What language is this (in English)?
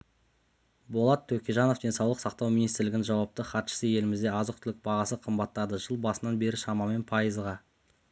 Kazakh